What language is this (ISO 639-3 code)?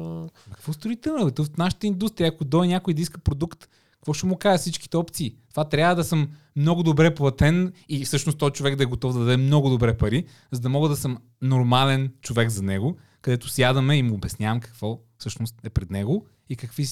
bul